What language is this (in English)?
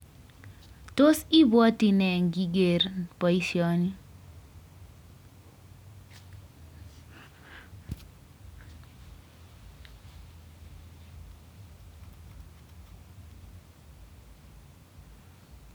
Kalenjin